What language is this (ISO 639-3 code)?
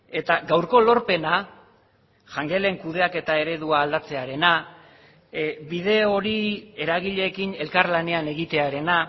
eus